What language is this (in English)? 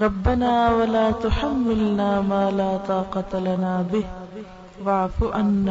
Urdu